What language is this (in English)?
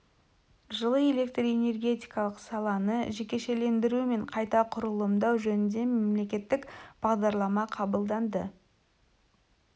Kazakh